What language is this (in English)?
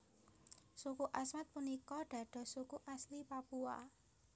Javanese